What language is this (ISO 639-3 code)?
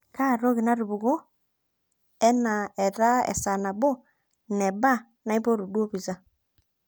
mas